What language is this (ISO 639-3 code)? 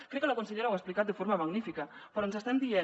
cat